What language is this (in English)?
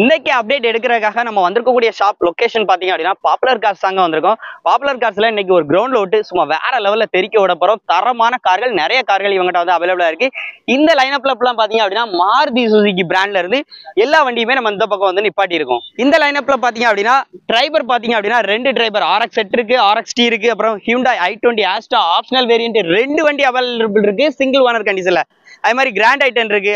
Tamil